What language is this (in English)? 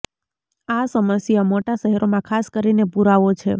Gujarati